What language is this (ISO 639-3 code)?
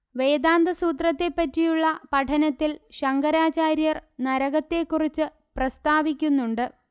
mal